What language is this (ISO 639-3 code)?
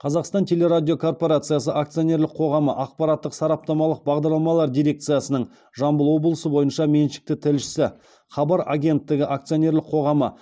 kaz